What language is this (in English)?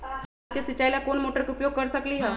Magahi